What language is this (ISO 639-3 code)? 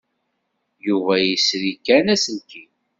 kab